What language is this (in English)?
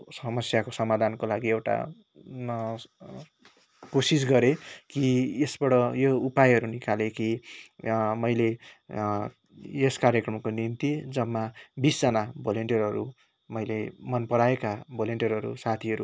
Nepali